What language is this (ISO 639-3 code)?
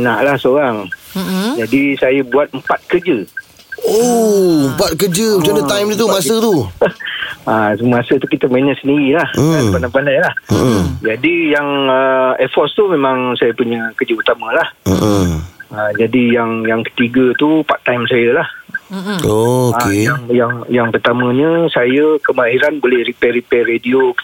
msa